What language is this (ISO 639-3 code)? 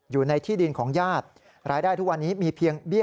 tha